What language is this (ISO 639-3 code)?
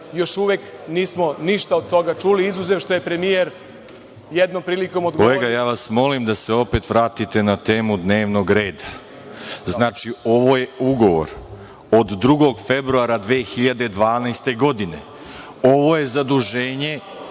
srp